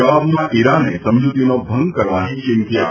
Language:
Gujarati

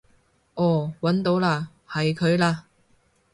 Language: Cantonese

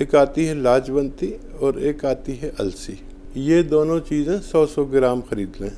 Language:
Hindi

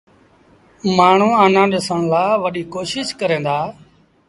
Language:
Sindhi Bhil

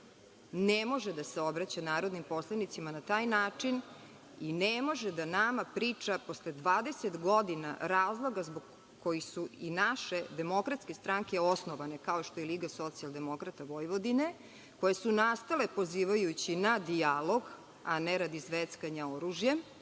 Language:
Serbian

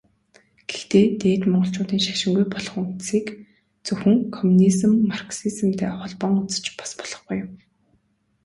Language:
Mongolian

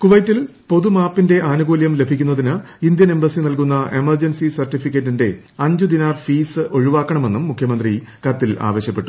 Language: Malayalam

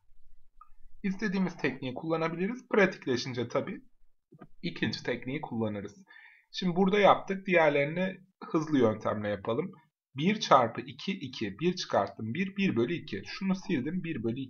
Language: Turkish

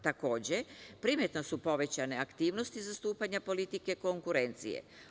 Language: Serbian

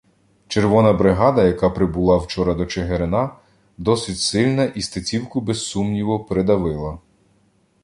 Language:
Ukrainian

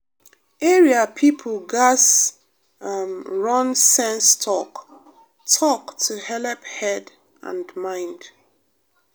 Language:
Nigerian Pidgin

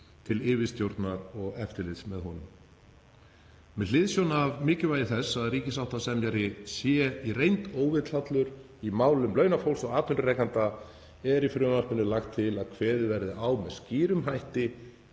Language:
Icelandic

